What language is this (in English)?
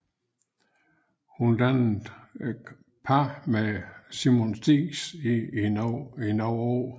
Danish